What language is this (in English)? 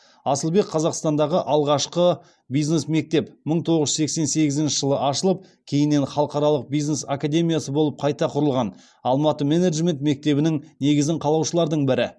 Kazakh